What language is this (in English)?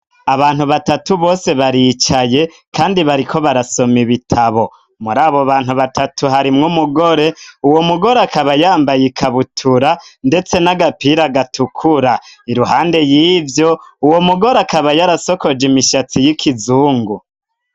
Rundi